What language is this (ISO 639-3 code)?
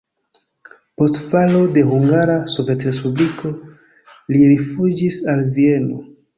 epo